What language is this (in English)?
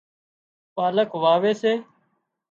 Wadiyara Koli